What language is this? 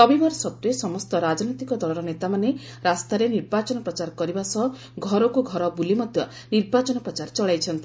Odia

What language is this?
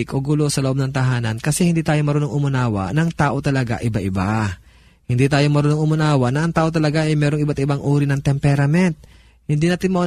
Filipino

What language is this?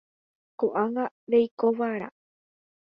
Guarani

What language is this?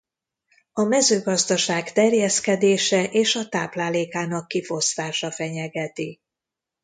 Hungarian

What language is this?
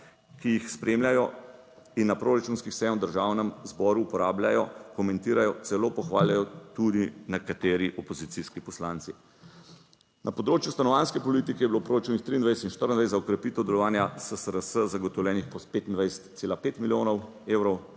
Slovenian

